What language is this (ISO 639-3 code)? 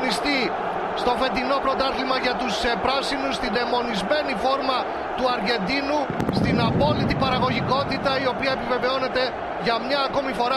ell